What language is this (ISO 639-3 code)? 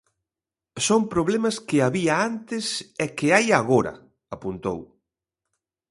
glg